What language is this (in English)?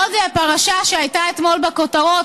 Hebrew